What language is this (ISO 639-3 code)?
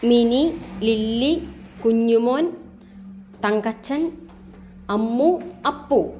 mal